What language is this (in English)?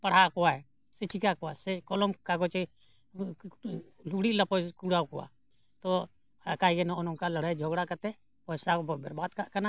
Santali